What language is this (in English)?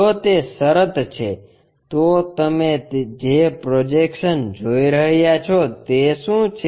Gujarati